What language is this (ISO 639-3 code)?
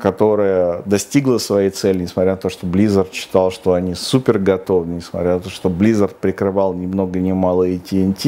rus